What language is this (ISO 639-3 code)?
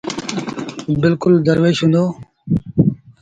sbn